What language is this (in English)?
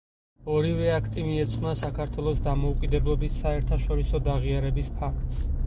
Georgian